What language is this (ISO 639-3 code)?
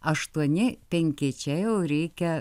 lit